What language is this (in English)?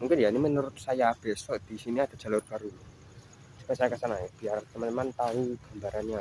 Indonesian